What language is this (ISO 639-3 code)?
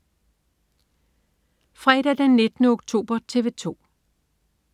dan